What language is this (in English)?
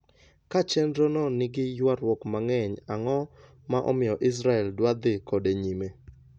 Luo (Kenya and Tanzania)